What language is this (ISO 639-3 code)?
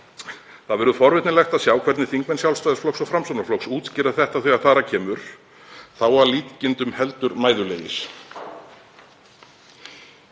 isl